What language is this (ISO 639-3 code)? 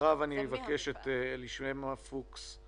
heb